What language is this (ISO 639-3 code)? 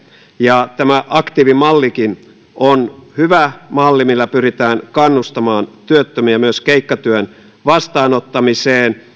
fin